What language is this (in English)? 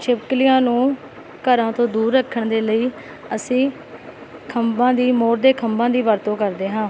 Punjabi